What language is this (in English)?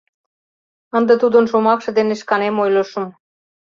Mari